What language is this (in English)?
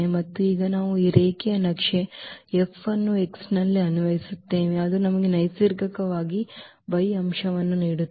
Kannada